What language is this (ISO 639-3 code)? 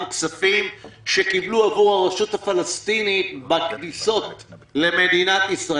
heb